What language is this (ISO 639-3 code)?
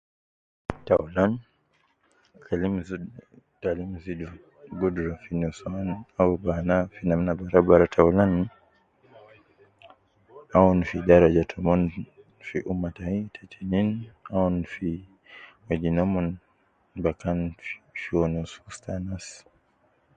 kcn